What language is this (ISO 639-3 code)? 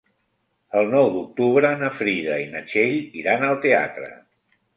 cat